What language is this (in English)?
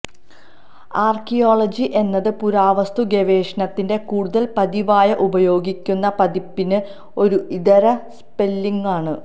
Malayalam